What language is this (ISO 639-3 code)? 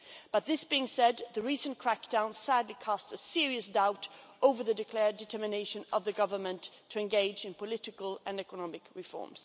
eng